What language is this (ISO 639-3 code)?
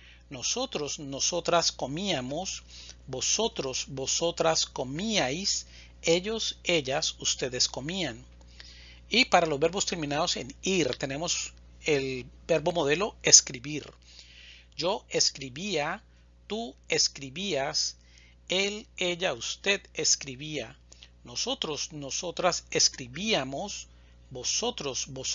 spa